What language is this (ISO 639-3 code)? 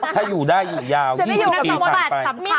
tha